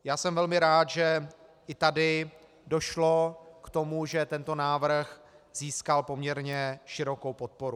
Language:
Czech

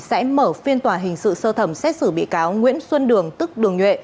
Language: Vietnamese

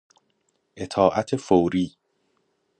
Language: Persian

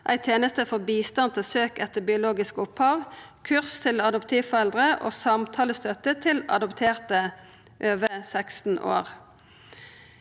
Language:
Norwegian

